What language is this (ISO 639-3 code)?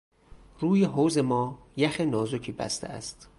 fas